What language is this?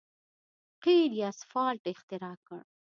Pashto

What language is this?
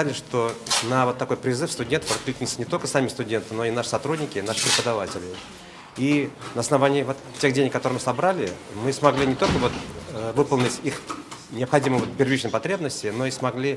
Russian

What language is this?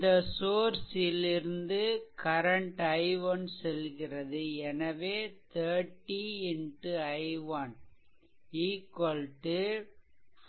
Tamil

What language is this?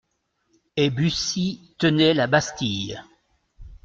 French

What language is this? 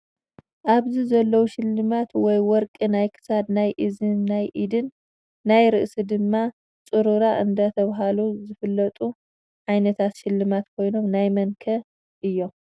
Tigrinya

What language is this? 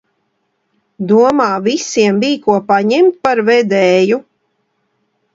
Latvian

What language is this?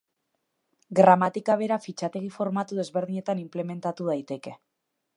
Basque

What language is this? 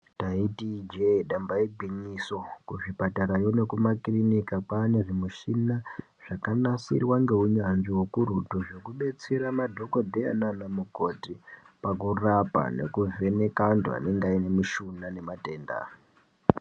Ndau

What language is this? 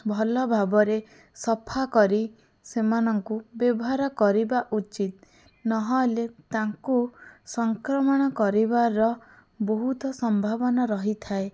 Odia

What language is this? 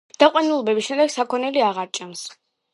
Georgian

